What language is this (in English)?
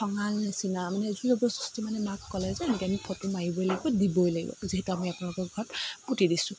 Assamese